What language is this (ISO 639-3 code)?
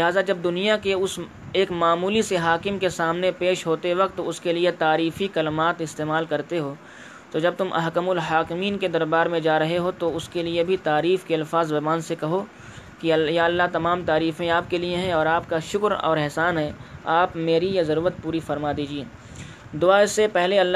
urd